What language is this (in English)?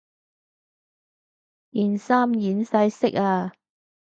Cantonese